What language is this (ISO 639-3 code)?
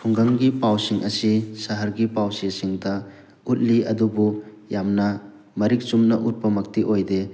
mni